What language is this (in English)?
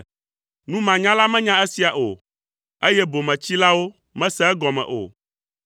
Ewe